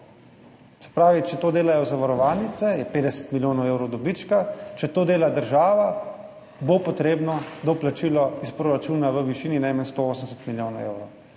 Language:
Slovenian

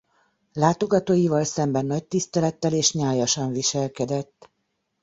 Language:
Hungarian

